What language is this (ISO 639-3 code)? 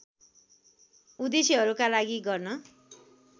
nep